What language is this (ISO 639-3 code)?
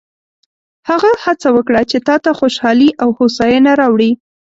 pus